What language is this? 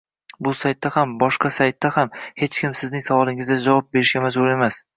Uzbek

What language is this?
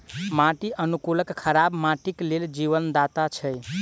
Maithili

